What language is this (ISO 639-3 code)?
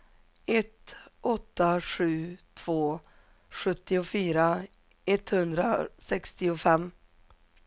swe